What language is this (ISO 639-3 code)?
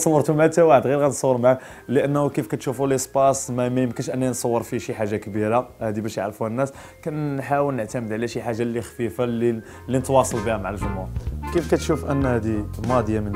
ara